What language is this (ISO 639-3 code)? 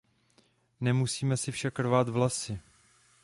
ces